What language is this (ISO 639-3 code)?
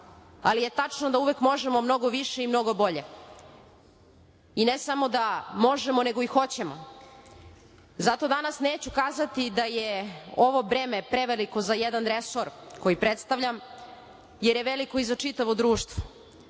srp